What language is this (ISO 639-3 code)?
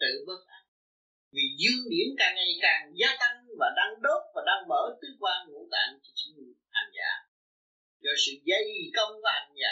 vie